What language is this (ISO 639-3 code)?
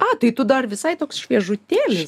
lit